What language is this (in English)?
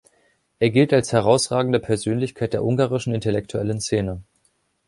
German